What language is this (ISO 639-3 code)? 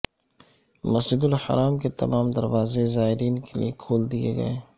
urd